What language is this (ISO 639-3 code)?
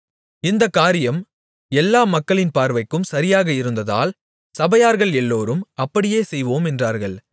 tam